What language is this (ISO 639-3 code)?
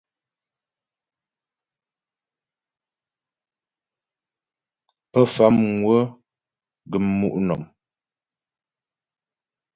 bbj